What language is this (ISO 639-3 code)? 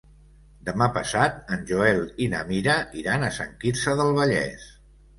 cat